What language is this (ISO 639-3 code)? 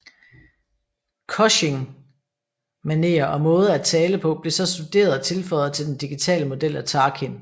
dan